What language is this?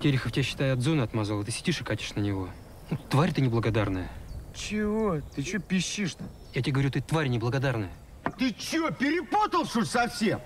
Russian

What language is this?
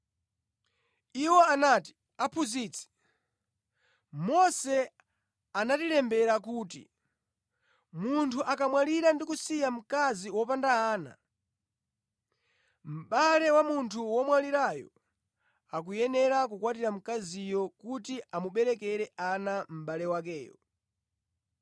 Nyanja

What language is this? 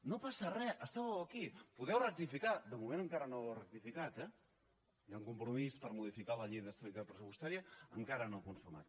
Catalan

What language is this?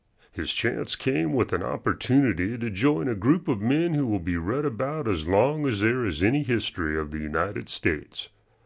English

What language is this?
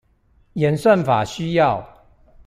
Chinese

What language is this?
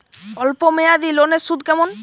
Bangla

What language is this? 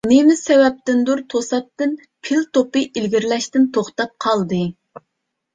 Uyghur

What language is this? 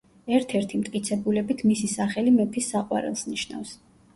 Georgian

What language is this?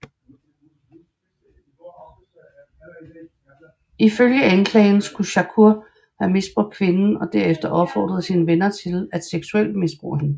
Danish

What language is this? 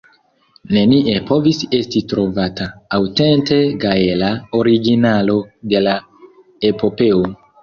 Esperanto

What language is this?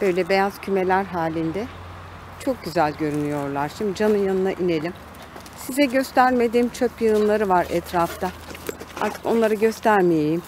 Turkish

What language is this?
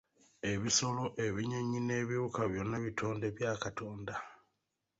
Ganda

